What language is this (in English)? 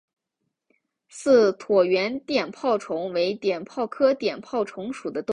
Chinese